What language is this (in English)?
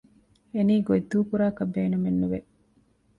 Divehi